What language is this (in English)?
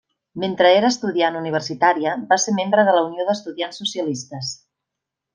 Catalan